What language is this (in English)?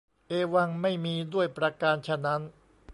Thai